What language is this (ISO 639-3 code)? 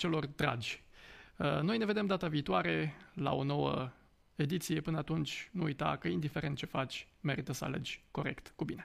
ron